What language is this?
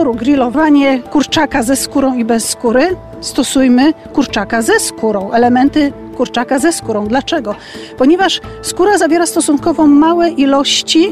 Polish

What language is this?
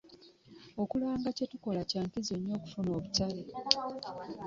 Ganda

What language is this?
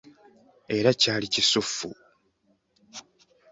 Ganda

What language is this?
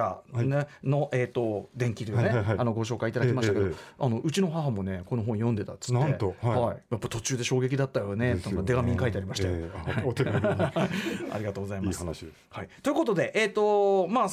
Japanese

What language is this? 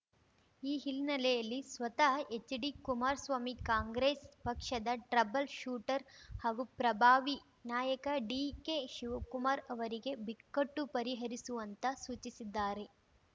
Kannada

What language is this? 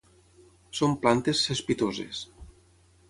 Catalan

